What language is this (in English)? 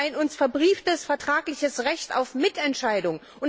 German